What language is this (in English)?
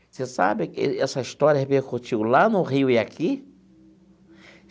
Portuguese